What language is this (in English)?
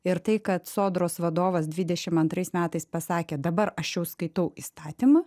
Lithuanian